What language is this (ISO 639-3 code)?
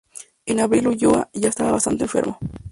spa